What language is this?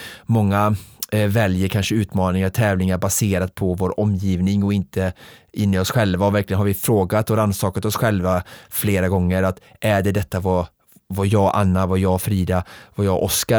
Swedish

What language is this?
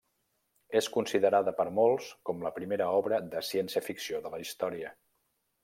Catalan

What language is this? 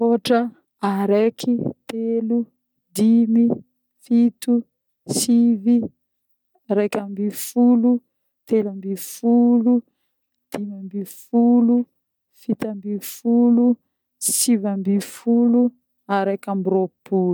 Northern Betsimisaraka Malagasy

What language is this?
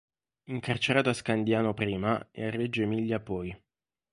Italian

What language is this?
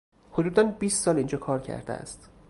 Persian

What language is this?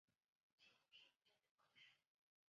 Chinese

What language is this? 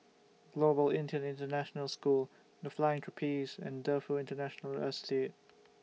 English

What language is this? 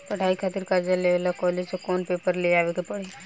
Bhojpuri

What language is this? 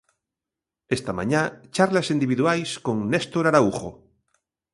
Galician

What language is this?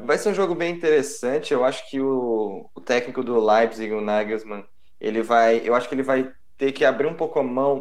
Portuguese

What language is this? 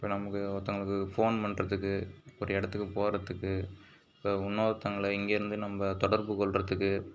Tamil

